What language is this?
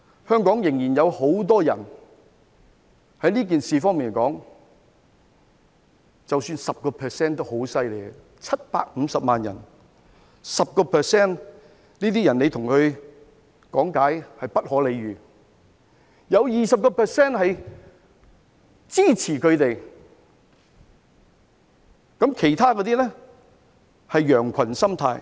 Cantonese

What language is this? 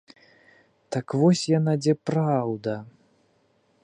Belarusian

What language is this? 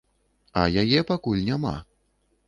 Belarusian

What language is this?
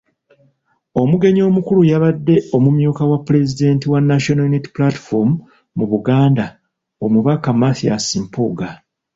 Ganda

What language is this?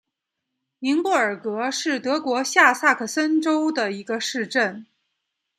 Chinese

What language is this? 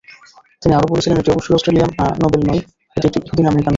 Bangla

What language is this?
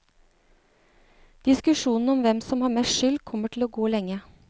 Norwegian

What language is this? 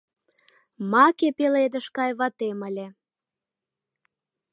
Mari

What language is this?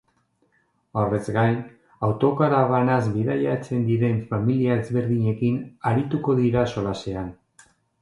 Basque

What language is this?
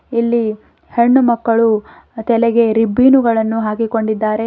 Kannada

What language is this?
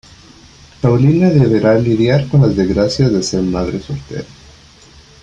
Spanish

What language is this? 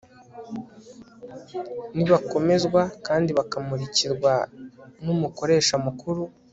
Kinyarwanda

